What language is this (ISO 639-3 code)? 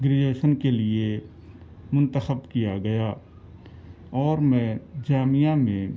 urd